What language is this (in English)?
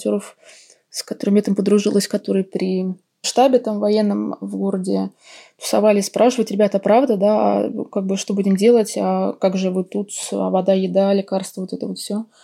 Russian